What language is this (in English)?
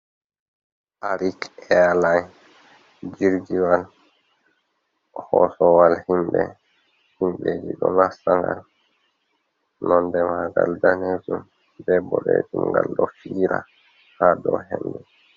Fula